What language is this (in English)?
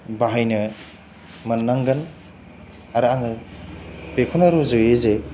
Bodo